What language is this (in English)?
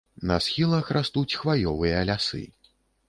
Belarusian